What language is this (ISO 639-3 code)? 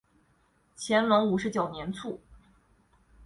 zho